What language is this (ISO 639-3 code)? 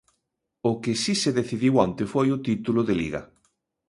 glg